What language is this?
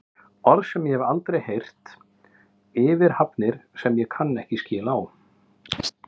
Icelandic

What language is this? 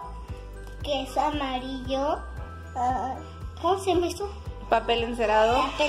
Spanish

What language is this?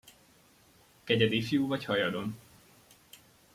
Hungarian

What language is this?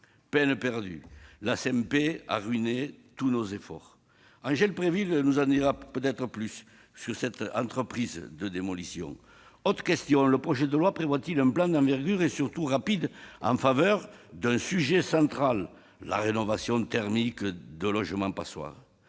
French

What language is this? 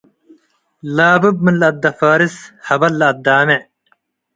Tigre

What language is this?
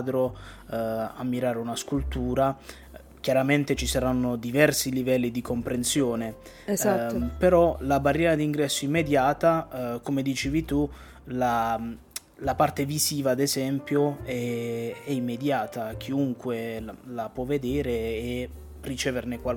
Italian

